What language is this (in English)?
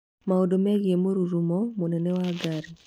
Kikuyu